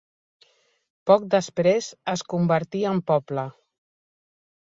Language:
Catalan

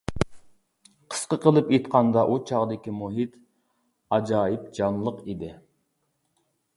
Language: Uyghur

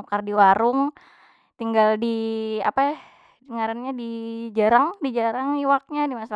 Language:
Banjar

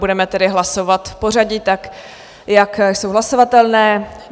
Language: Czech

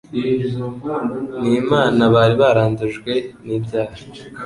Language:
Kinyarwanda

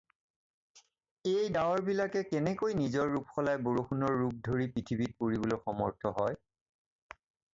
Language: Assamese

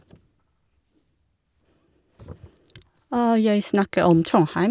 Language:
Norwegian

